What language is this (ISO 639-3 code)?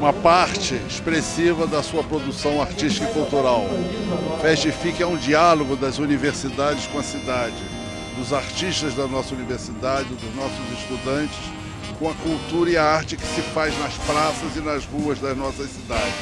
por